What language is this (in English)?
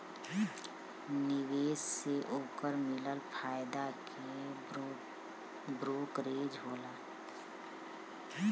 Bhojpuri